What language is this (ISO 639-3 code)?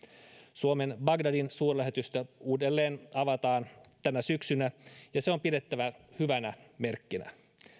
fin